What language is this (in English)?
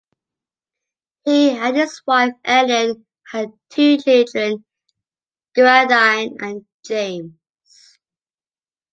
English